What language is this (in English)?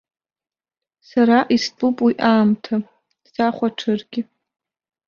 Abkhazian